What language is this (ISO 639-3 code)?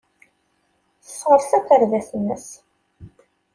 kab